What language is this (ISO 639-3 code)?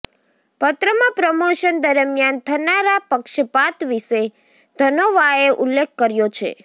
guj